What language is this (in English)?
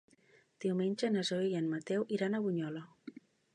Catalan